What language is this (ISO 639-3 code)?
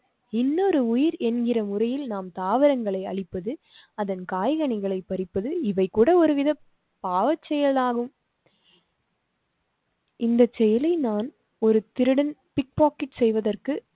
tam